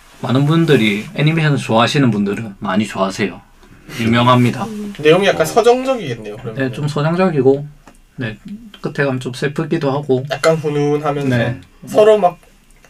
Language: Korean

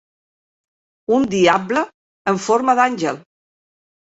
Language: Catalan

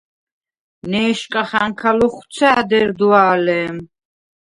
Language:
Svan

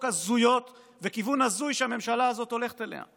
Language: Hebrew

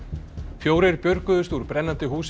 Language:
Icelandic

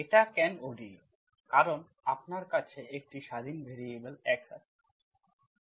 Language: Bangla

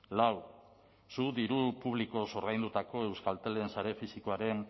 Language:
Basque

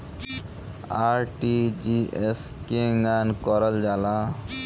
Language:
Bhojpuri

